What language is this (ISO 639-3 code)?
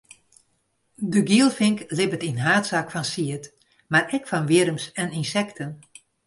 fry